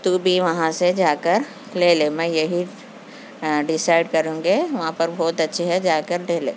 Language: Urdu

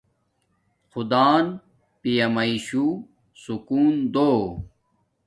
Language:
Domaaki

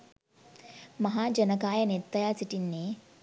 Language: Sinhala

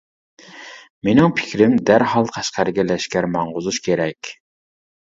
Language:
Uyghur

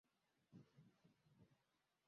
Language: Swahili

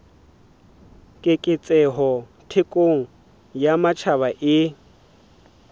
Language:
Southern Sotho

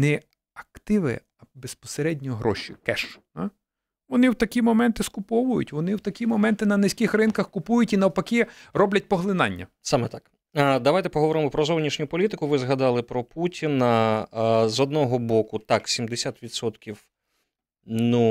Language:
Ukrainian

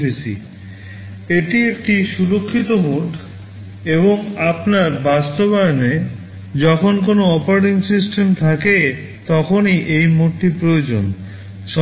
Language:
Bangla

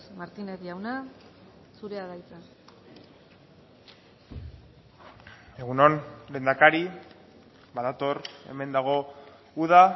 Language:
Basque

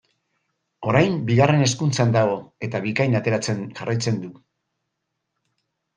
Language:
Basque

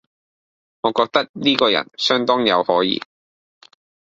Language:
Cantonese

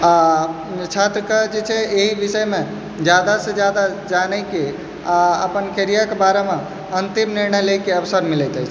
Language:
Maithili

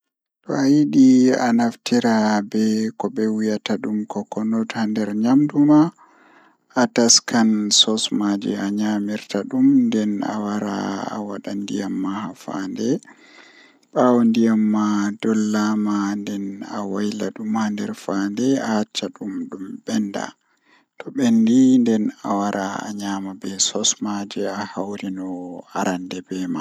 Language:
Fula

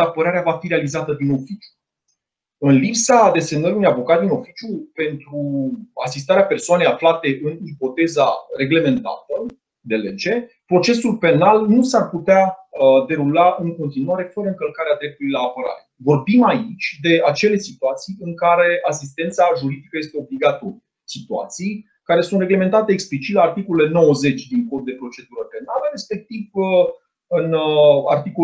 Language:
Romanian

